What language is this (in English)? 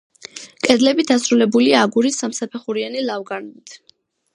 Georgian